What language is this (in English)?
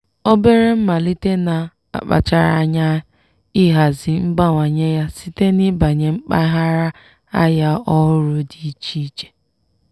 Igbo